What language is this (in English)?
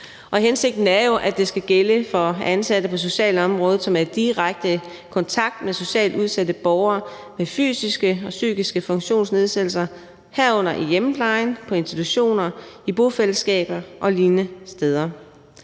Danish